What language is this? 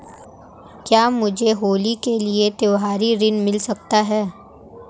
Hindi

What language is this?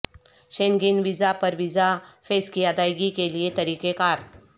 Urdu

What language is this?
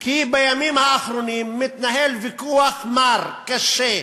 Hebrew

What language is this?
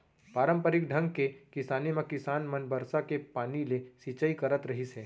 Chhattisgarhi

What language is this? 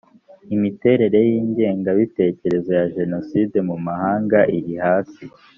Kinyarwanda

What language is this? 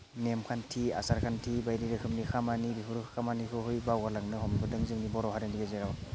Bodo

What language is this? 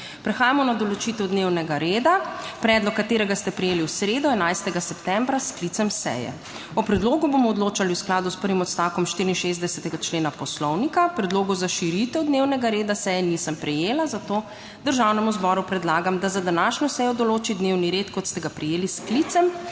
Slovenian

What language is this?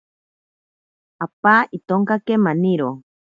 Ashéninka Perené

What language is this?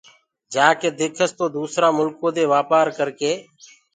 Gurgula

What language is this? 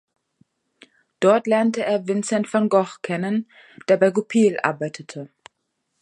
German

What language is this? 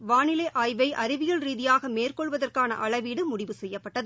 Tamil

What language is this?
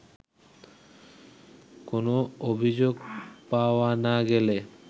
Bangla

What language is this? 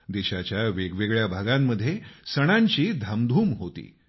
Marathi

